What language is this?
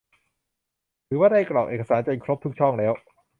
Thai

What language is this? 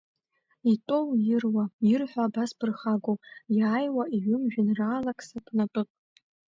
Abkhazian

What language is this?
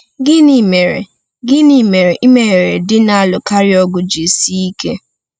Igbo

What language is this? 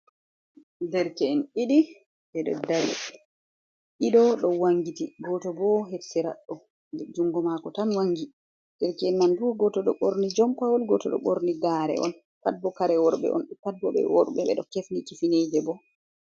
Fula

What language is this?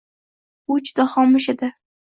Uzbek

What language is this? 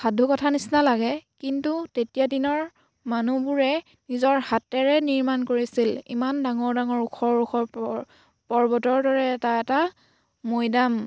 Assamese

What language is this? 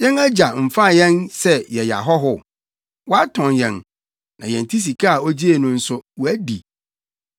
Akan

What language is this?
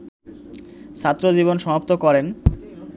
Bangla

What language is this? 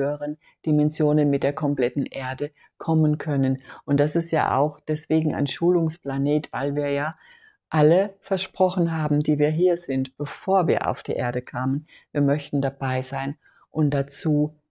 German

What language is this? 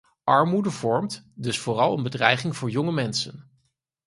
Dutch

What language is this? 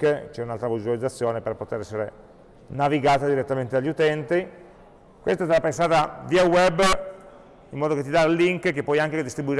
Italian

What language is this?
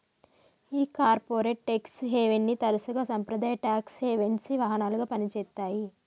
Telugu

